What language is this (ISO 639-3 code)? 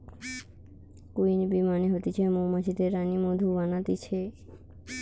ben